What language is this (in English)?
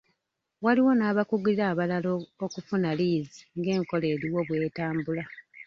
Ganda